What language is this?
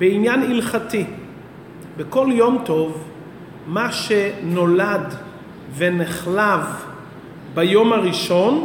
Hebrew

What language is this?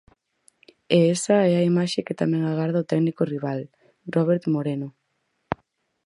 Galician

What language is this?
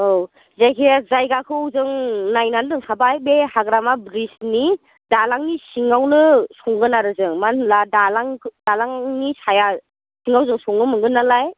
Bodo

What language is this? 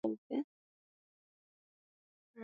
Swahili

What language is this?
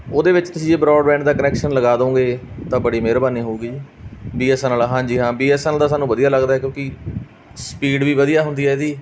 Punjabi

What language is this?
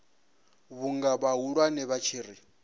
Venda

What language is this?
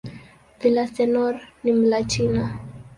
Swahili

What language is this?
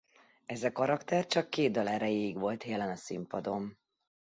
Hungarian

